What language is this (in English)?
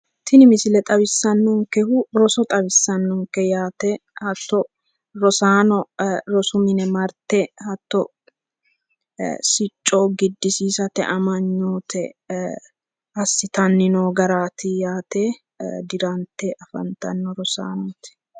Sidamo